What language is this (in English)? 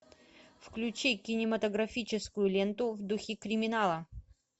Russian